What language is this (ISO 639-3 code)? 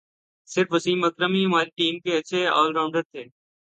urd